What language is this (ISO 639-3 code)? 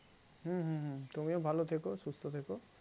ben